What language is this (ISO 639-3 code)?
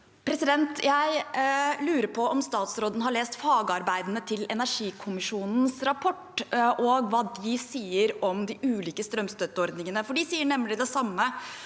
nor